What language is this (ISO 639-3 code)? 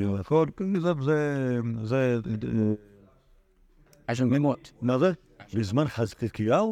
heb